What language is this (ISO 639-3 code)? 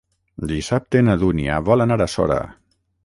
cat